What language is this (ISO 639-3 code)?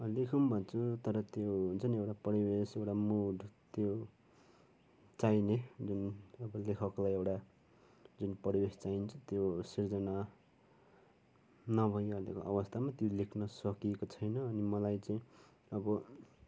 nep